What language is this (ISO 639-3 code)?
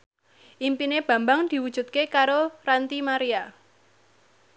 jav